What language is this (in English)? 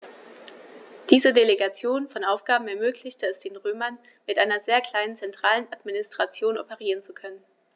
German